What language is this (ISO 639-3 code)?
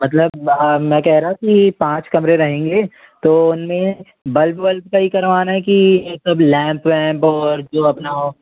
hin